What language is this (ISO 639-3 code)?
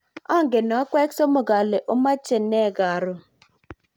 kln